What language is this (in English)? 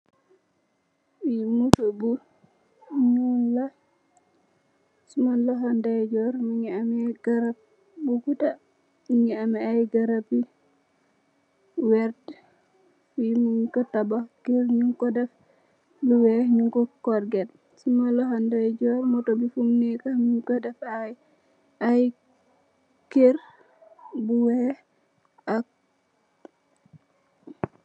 Wolof